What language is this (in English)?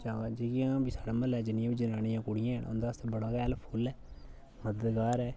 Dogri